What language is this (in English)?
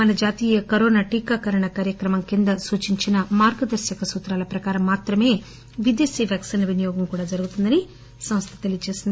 Telugu